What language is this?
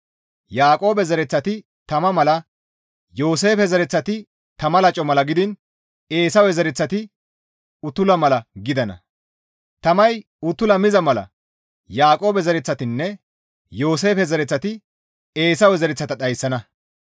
Gamo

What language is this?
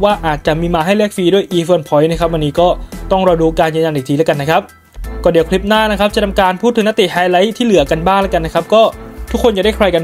Thai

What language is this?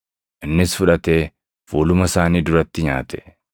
Oromo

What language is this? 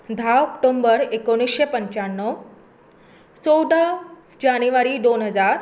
Konkani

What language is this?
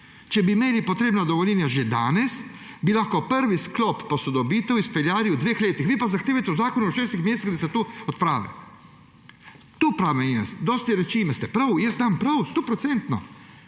Slovenian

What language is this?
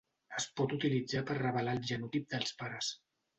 Catalan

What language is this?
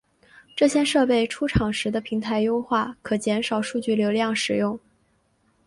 Chinese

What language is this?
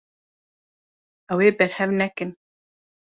Kurdish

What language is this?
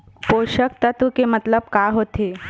Chhattisgarhi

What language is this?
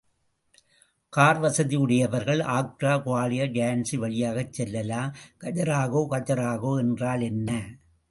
Tamil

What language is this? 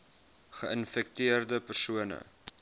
Afrikaans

